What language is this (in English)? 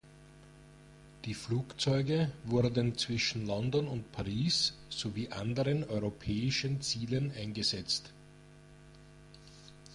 German